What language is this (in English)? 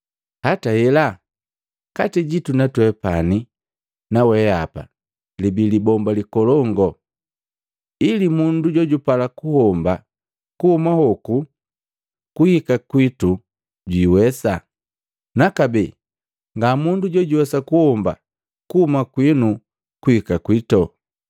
Matengo